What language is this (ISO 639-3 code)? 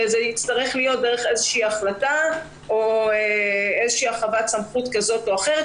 heb